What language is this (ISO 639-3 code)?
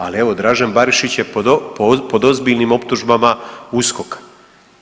hrv